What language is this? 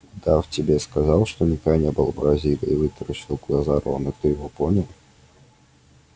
Russian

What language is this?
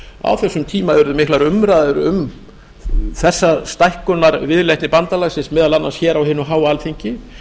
Icelandic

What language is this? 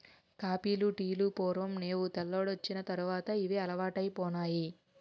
Telugu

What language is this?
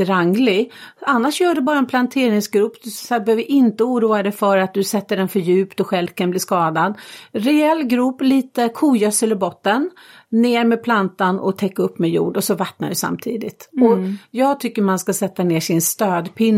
Swedish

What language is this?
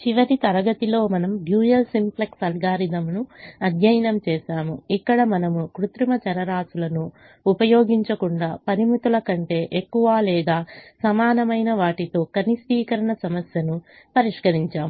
Telugu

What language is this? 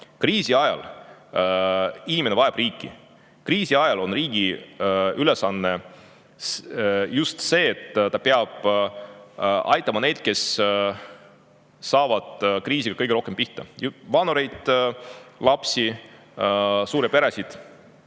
Estonian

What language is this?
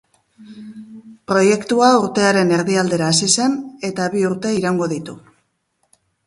Basque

